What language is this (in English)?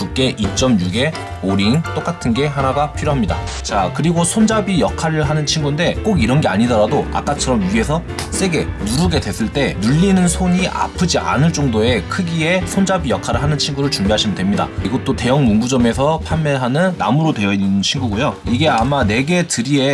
Korean